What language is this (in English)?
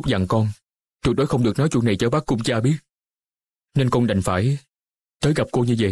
Vietnamese